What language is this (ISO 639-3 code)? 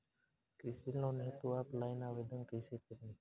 bho